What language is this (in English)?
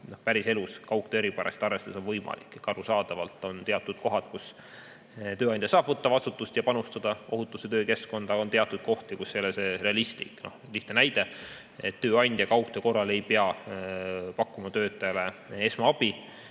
Estonian